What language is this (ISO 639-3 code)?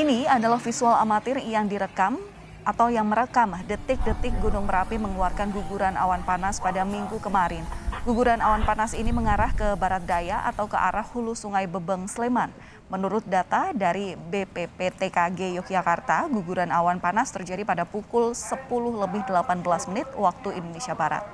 ind